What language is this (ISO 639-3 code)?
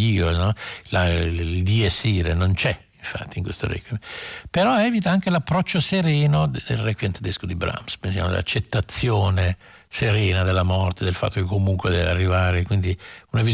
ita